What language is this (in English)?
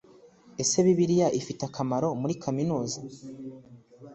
Kinyarwanda